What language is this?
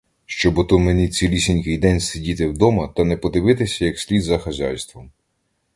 Ukrainian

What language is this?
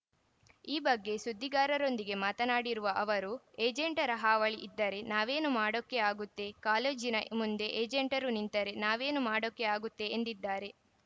Kannada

